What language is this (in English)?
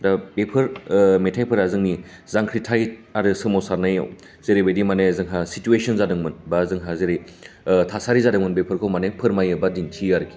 Bodo